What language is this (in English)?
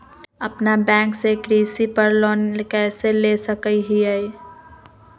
Magahi